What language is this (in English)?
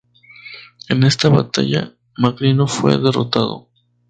Spanish